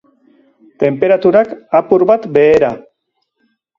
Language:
Basque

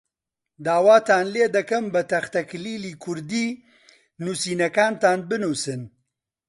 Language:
Central Kurdish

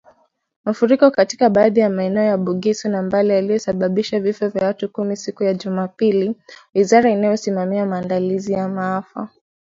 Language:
Swahili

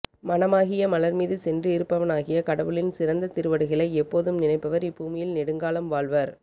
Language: Tamil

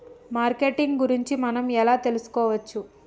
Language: Telugu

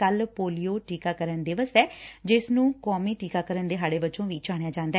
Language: Punjabi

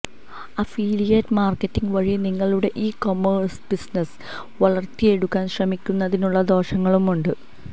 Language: Malayalam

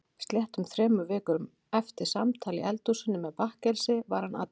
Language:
Icelandic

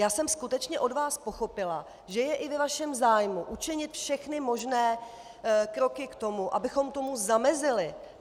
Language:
Czech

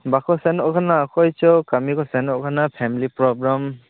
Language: Santali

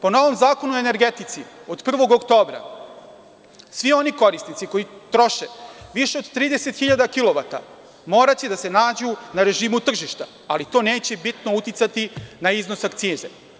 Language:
Serbian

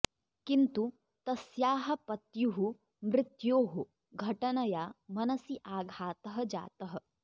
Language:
Sanskrit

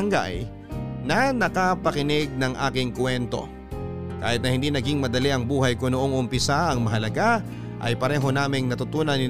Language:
Filipino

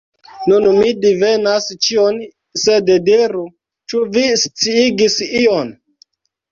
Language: Esperanto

